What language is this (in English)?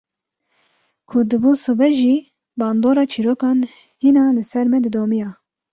Kurdish